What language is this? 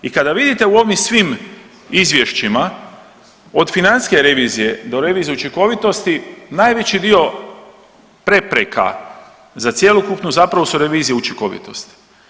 Croatian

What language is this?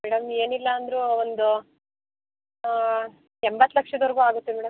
Kannada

